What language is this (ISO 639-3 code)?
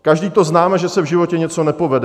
ces